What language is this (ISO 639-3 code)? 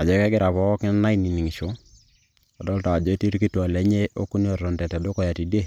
mas